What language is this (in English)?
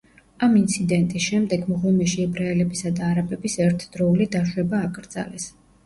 Georgian